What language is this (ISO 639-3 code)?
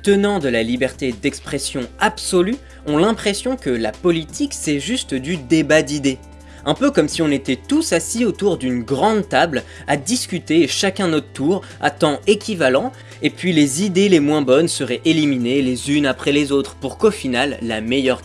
fra